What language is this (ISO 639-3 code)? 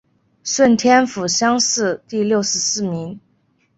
zho